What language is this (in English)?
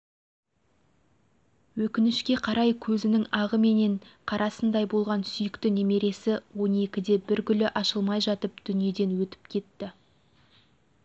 Kazakh